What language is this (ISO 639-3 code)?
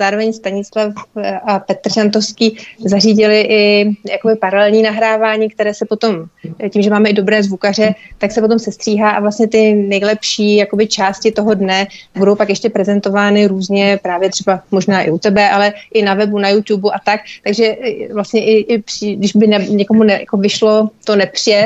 ces